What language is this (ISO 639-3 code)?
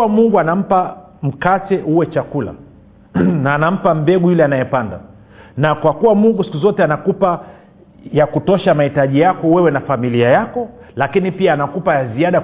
swa